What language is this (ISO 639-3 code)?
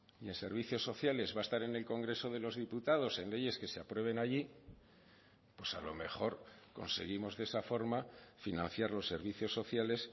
spa